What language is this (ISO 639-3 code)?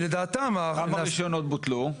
heb